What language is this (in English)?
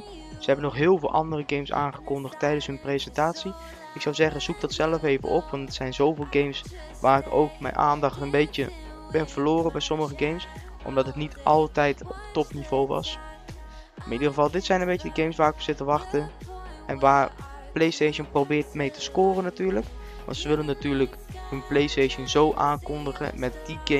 Dutch